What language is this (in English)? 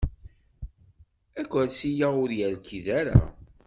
Kabyle